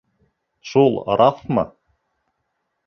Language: Bashkir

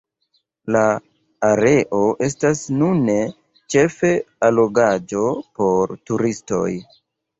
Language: Esperanto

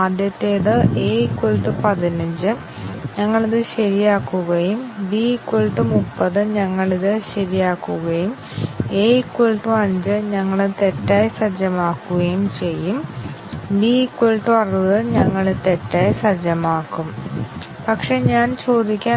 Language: Malayalam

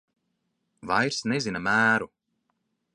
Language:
Latvian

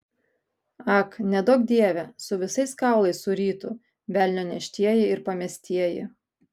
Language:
Lithuanian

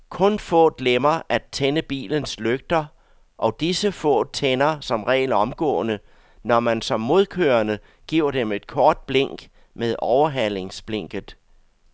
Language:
Danish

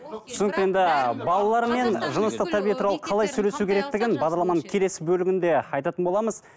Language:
Kazakh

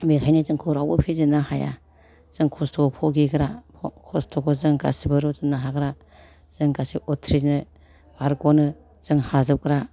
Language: Bodo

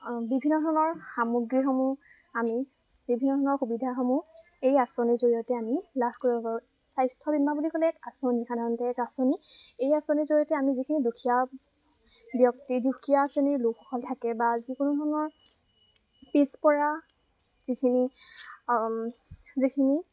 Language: Assamese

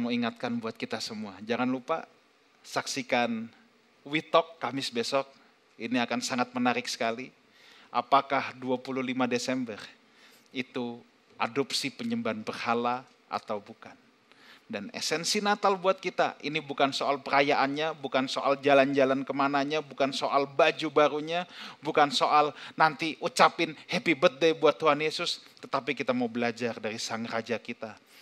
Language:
Indonesian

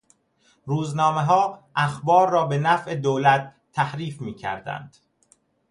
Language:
Persian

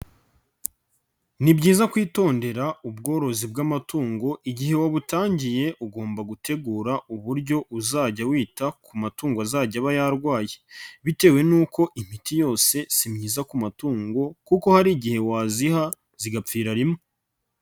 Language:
Kinyarwanda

